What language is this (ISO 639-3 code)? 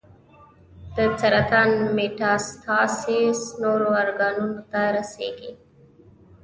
pus